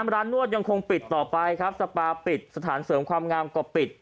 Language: Thai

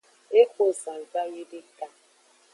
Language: Aja (Benin)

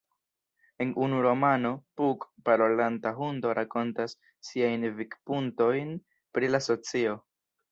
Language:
Esperanto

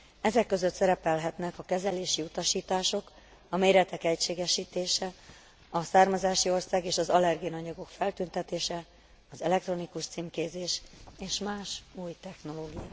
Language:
Hungarian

